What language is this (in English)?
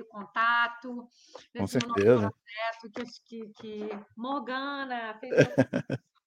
Portuguese